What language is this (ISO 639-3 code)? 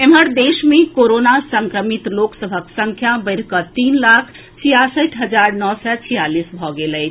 mai